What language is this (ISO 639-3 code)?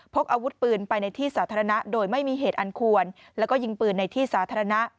tha